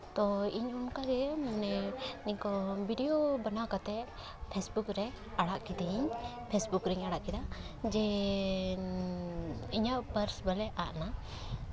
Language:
Santali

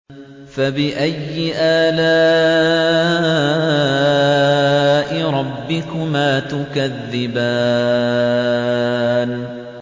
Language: Arabic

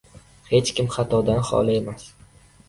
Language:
Uzbek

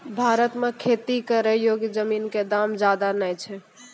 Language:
Maithili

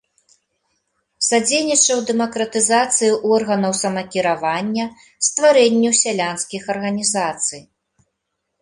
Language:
Belarusian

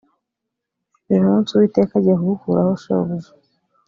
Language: Kinyarwanda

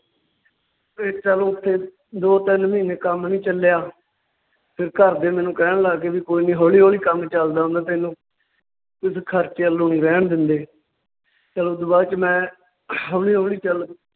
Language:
Punjabi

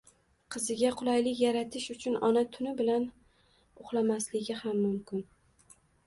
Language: Uzbek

